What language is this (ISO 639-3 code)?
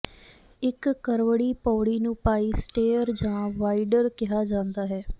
pan